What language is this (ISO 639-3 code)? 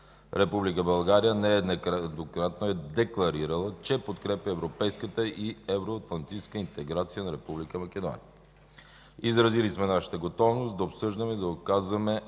bul